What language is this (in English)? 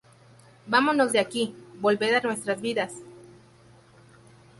Spanish